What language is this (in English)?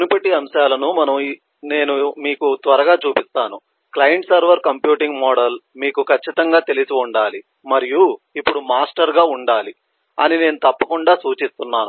Telugu